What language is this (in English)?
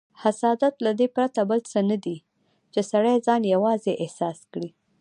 Pashto